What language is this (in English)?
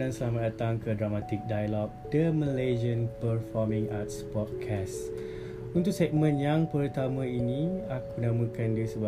Malay